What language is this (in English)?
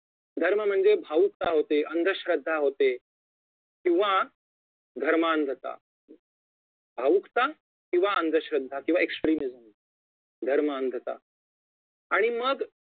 Marathi